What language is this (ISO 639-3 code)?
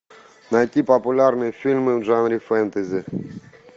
rus